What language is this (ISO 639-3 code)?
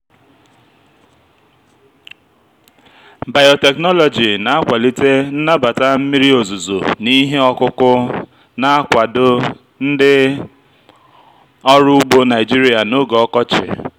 ibo